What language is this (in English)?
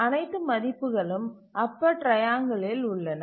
Tamil